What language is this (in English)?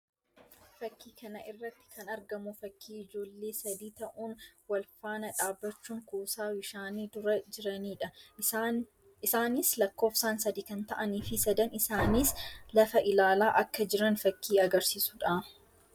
Oromo